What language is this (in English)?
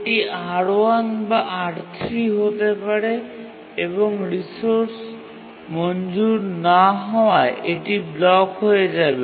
Bangla